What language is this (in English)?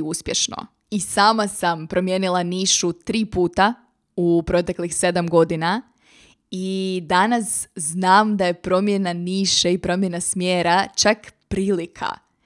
Croatian